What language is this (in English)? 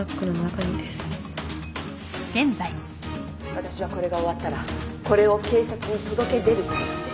Japanese